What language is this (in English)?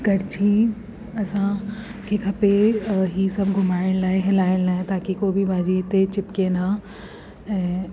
Sindhi